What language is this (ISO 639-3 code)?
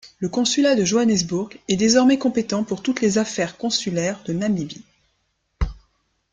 fra